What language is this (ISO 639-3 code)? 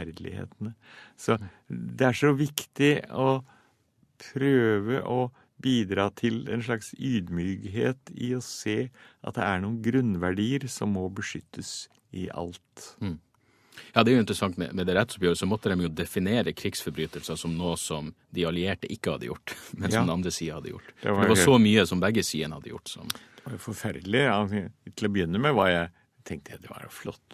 nor